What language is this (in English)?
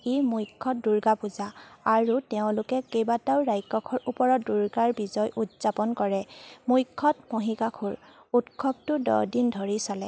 Assamese